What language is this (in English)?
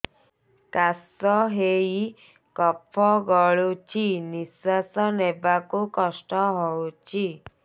Odia